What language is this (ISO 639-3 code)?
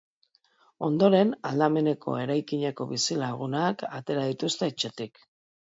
eus